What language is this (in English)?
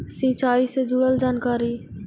Magahi